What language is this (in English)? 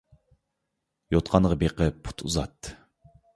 Uyghur